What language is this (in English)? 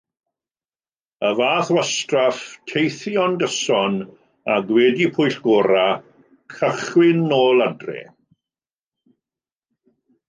Welsh